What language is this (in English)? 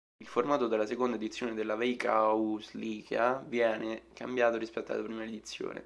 Italian